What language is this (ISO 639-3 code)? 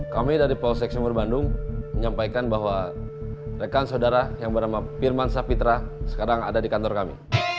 ind